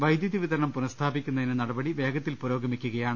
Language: Malayalam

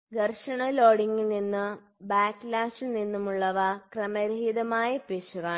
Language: Malayalam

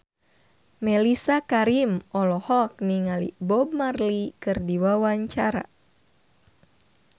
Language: Sundanese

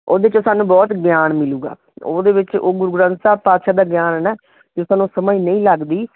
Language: Punjabi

